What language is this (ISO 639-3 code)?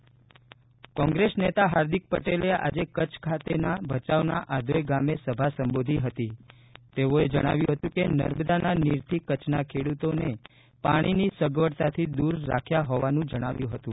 guj